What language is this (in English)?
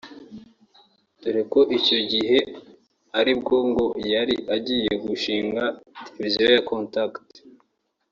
Kinyarwanda